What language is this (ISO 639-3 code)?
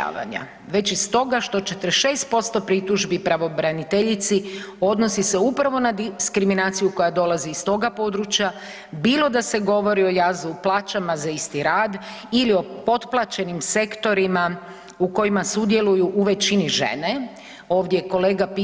hrv